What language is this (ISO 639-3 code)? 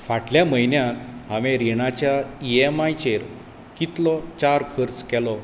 kok